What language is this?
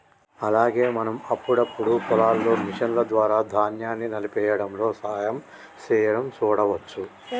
Telugu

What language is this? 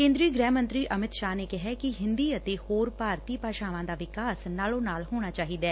Punjabi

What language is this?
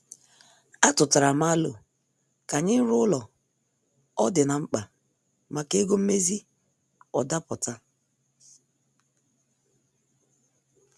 Igbo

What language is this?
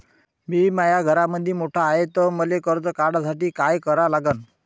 Marathi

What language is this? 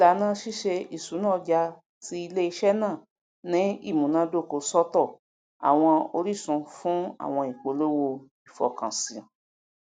Yoruba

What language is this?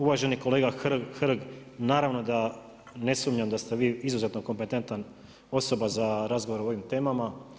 Croatian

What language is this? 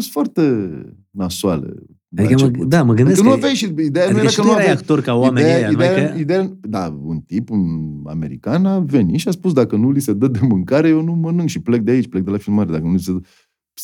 Romanian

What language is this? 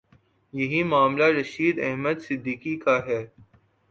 Urdu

